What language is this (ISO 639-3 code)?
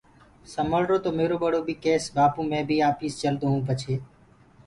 ggg